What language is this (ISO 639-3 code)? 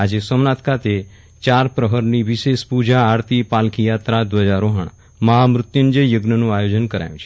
guj